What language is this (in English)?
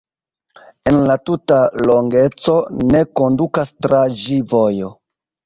Esperanto